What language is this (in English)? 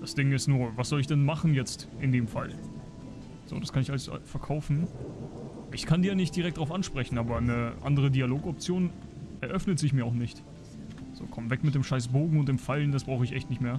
German